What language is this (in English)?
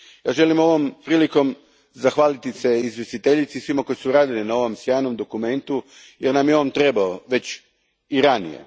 Croatian